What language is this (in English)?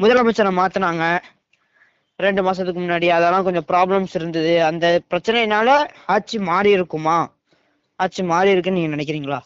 Tamil